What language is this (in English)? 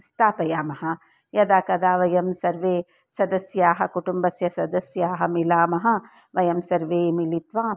Sanskrit